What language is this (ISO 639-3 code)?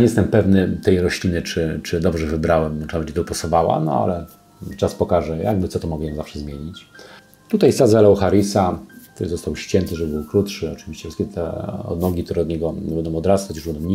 pol